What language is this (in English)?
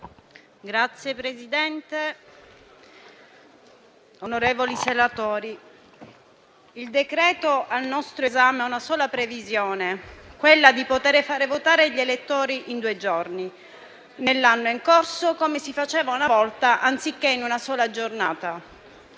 Italian